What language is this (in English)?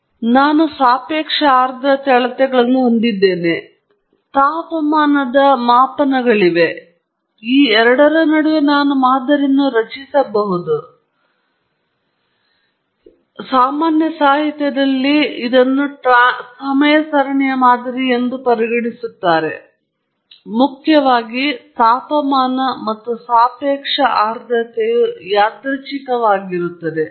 Kannada